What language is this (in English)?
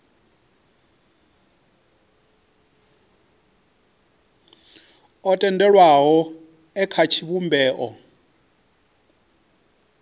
Venda